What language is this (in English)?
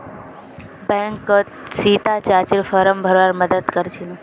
Magahi